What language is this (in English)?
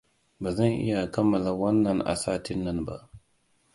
Hausa